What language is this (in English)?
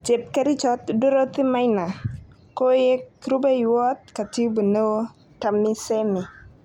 Kalenjin